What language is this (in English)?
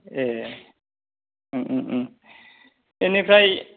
Bodo